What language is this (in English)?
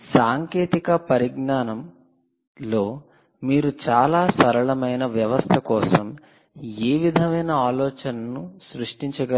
Telugu